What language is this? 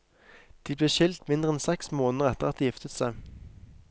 Norwegian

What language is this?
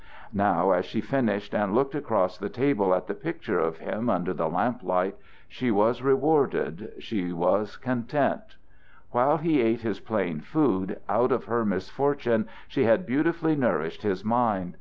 English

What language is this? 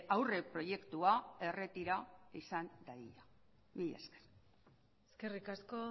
Basque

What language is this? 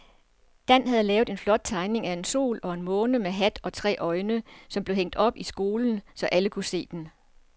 Danish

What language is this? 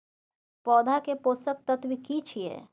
Maithili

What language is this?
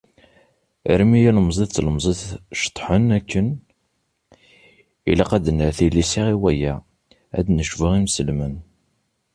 Kabyle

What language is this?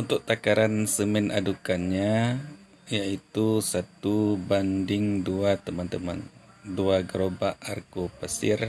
Indonesian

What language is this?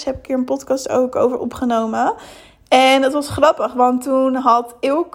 Dutch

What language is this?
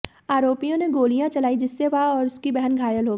Hindi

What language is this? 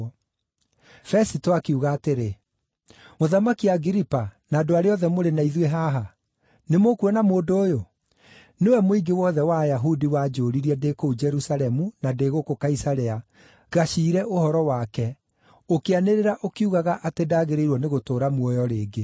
Kikuyu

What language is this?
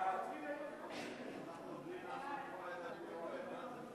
Hebrew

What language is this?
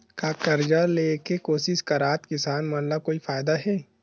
Chhattisgarhi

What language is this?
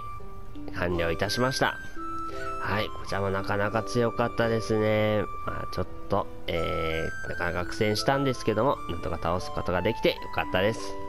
Japanese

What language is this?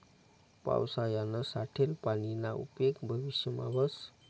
Marathi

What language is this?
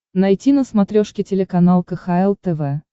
Russian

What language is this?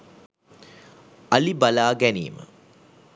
Sinhala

